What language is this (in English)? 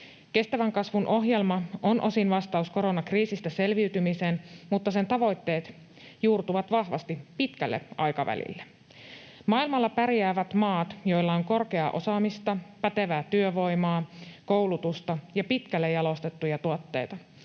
Finnish